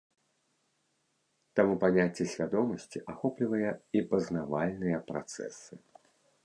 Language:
Belarusian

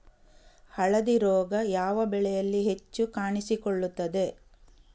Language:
Kannada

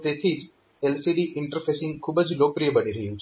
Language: Gujarati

